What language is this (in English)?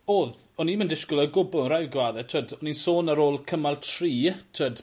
Welsh